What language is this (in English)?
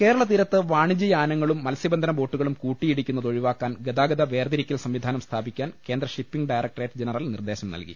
Malayalam